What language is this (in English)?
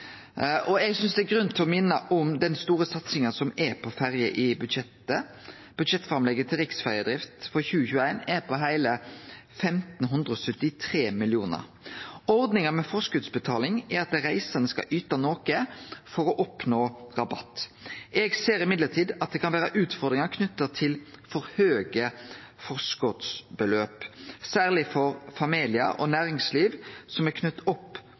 Norwegian Nynorsk